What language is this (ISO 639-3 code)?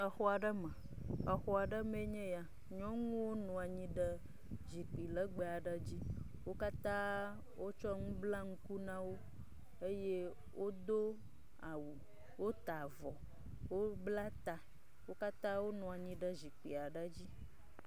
ewe